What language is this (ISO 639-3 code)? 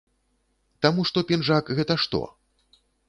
bel